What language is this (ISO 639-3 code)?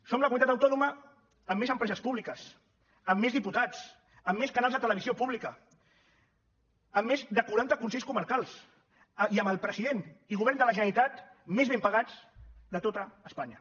cat